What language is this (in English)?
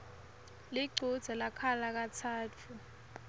Swati